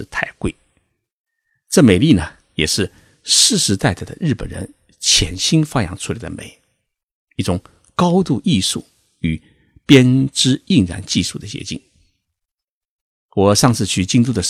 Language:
Chinese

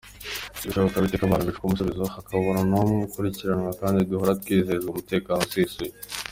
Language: Kinyarwanda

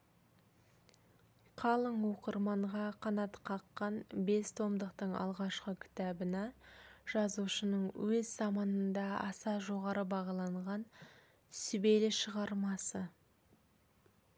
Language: Kazakh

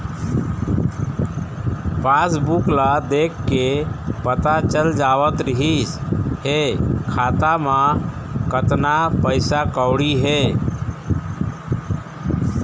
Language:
Chhattisgarhi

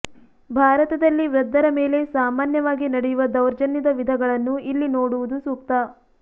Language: Kannada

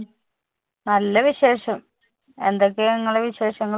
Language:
Malayalam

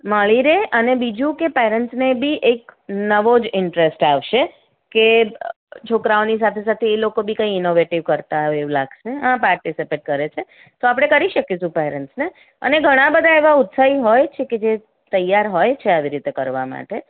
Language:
Gujarati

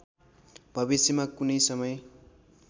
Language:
Nepali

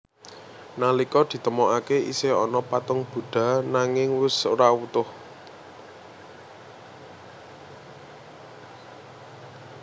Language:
Javanese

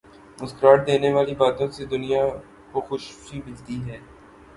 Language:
Urdu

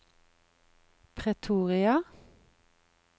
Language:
Norwegian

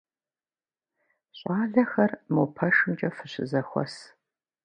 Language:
Kabardian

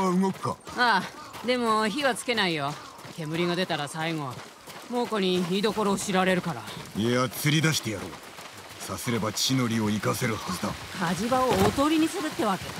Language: Japanese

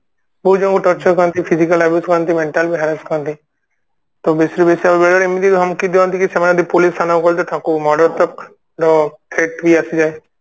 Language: Odia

